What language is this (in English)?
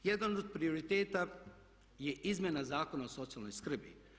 Croatian